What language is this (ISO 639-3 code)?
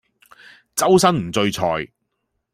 yue